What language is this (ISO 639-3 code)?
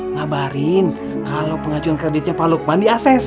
ind